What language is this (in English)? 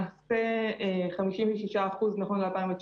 Hebrew